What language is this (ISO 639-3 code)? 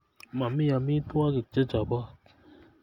kln